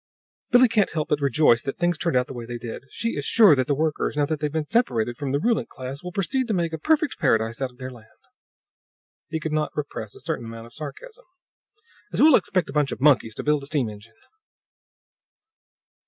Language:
English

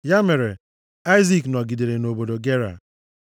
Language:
Igbo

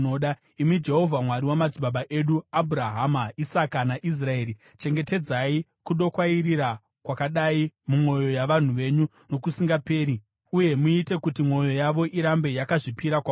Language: Shona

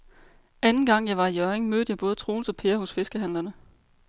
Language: Danish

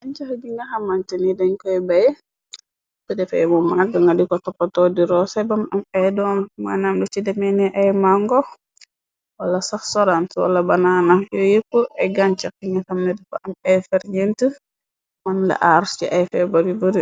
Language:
Wolof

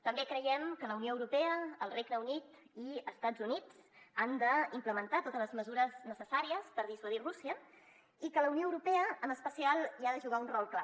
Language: Catalan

